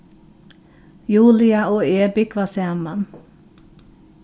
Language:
Faroese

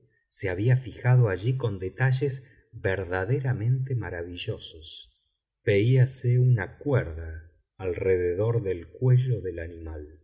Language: Spanish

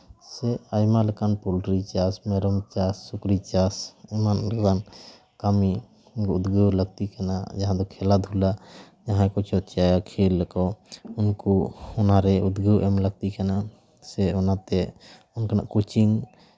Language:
Santali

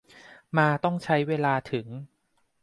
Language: Thai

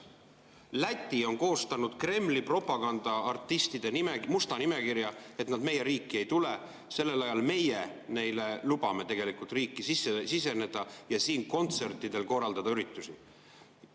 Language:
Estonian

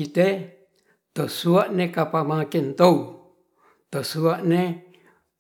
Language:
Ratahan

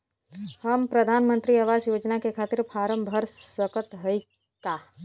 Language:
Bhojpuri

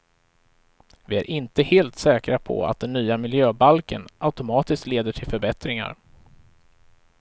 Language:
Swedish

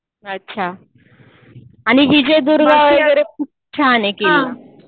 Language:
Marathi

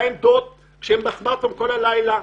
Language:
Hebrew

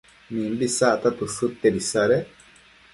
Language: Matsés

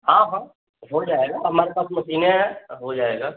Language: Hindi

